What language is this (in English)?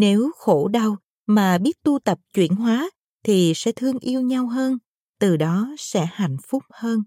Vietnamese